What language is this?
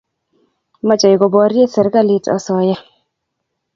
Kalenjin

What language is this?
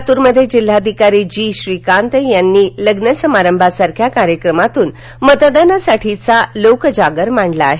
Marathi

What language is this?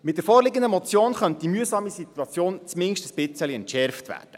Swiss German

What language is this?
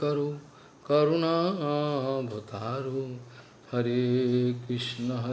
Portuguese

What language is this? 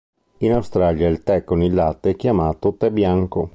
Italian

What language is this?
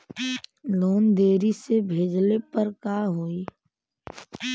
Bhojpuri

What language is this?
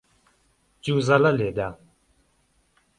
Central Kurdish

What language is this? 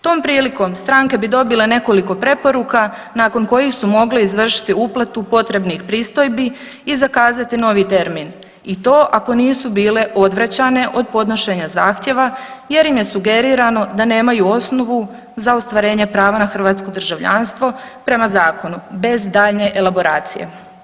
Croatian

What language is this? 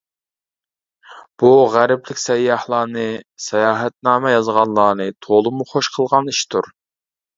Uyghur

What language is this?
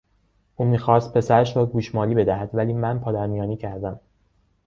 Persian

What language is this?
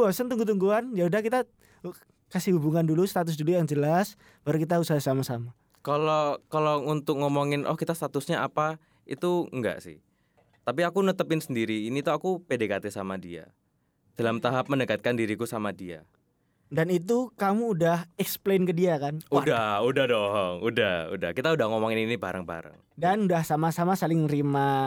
Indonesian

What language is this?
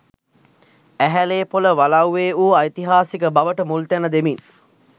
Sinhala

